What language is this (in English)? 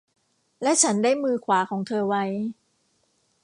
Thai